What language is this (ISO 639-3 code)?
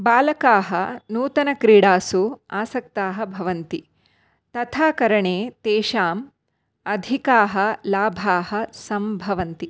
san